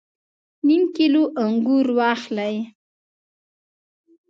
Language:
Pashto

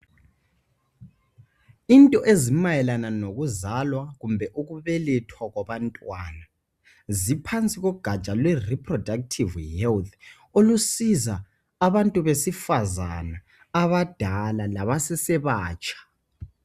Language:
North Ndebele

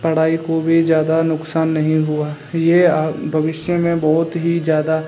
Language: Hindi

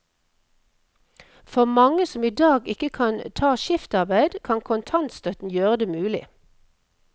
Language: Norwegian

